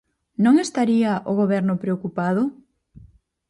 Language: Galician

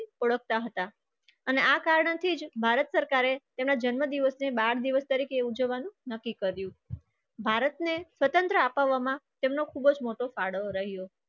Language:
Gujarati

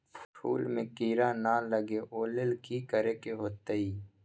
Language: Magahi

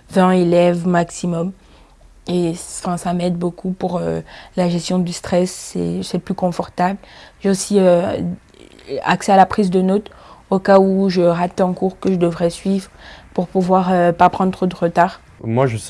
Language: French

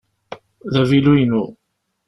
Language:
Kabyle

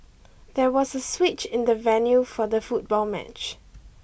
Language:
English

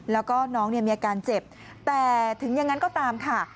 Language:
Thai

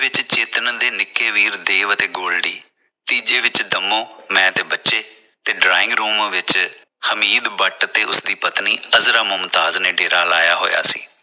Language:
Punjabi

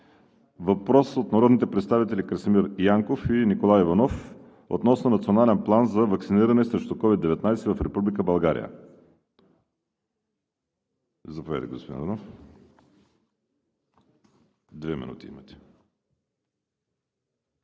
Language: Bulgarian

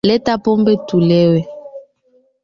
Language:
Swahili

